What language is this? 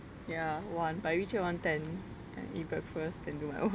English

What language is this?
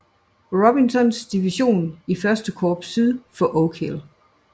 Danish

